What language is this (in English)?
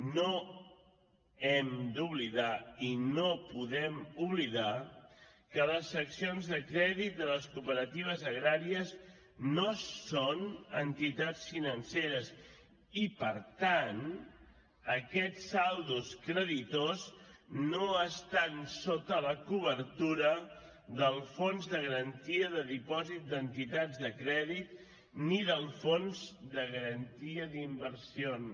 Catalan